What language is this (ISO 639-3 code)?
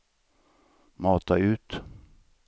swe